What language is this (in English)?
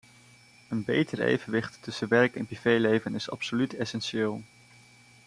Dutch